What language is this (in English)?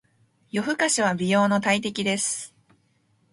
Japanese